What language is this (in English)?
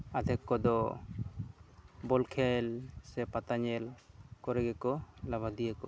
Santali